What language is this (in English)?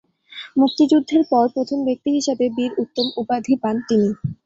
Bangla